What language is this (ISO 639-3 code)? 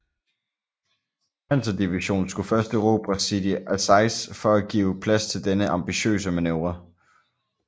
dan